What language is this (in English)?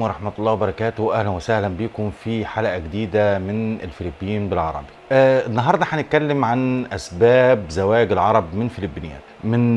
Arabic